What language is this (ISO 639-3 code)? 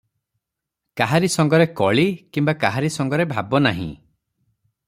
ori